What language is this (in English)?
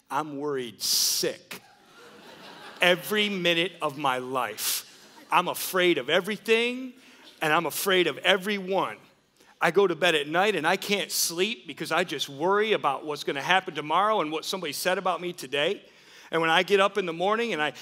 English